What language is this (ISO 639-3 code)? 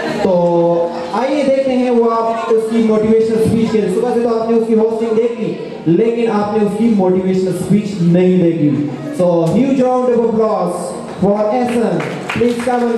hin